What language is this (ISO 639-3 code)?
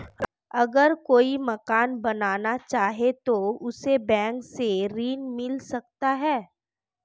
hin